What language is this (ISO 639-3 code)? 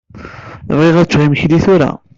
kab